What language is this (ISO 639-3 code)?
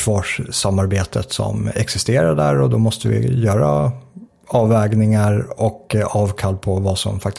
swe